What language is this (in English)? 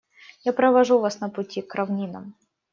Russian